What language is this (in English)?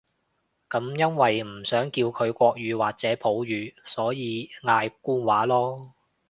Cantonese